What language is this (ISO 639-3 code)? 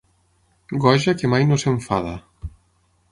cat